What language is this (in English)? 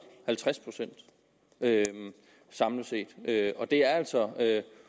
Danish